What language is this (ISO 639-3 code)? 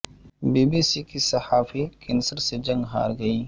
urd